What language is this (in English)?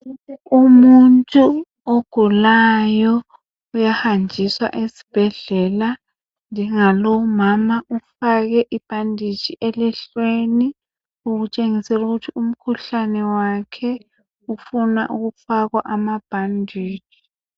North Ndebele